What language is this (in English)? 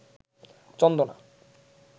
Bangla